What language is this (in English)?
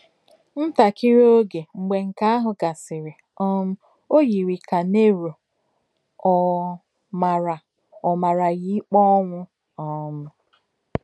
Igbo